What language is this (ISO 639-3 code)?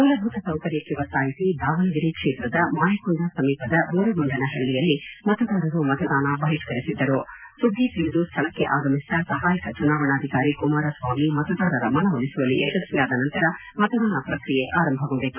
kan